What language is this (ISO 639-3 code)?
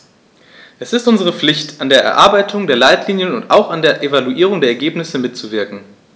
deu